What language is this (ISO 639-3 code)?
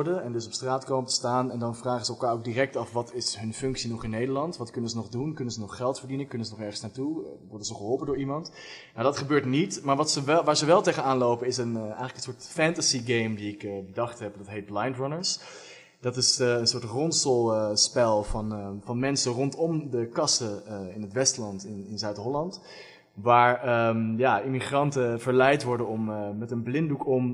nld